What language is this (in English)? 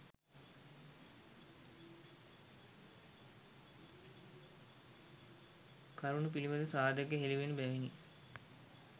Sinhala